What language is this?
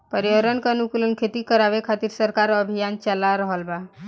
Bhojpuri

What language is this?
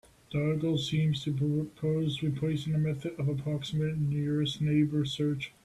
English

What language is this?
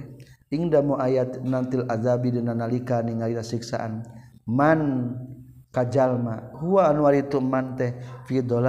Malay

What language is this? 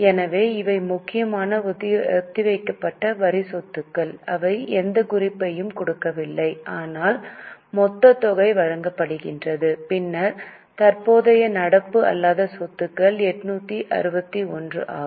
Tamil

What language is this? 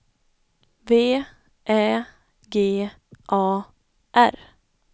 Swedish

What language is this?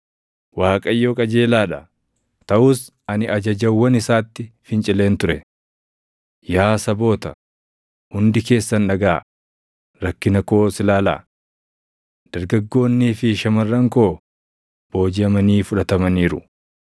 Oromo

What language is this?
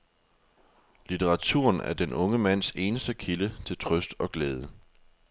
Danish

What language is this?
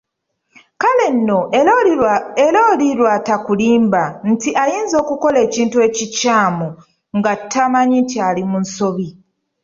Ganda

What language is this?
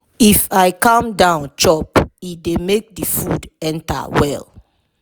Nigerian Pidgin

